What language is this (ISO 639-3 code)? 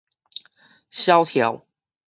nan